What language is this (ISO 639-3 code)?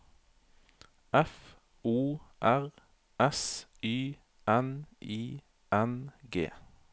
nor